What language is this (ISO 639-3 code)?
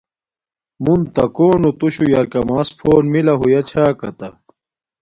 dmk